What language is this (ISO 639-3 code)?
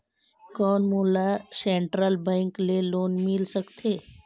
hne